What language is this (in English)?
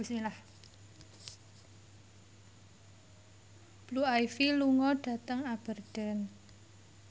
Javanese